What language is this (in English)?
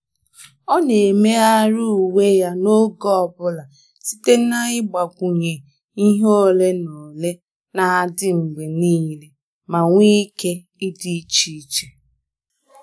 Igbo